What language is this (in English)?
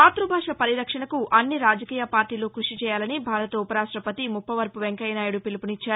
Telugu